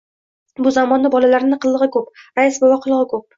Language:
Uzbek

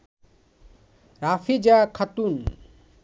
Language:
Bangla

